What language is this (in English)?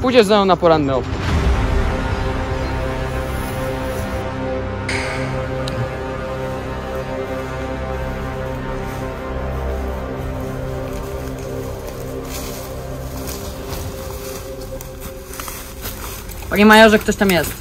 Polish